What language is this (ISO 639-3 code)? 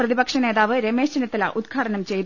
mal